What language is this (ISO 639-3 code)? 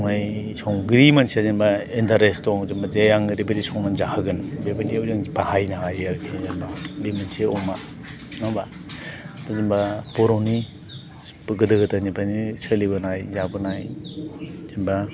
brx